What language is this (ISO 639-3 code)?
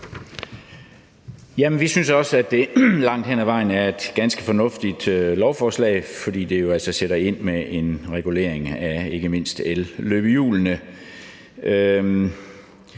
dan